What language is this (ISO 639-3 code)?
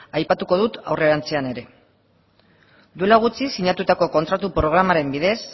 eus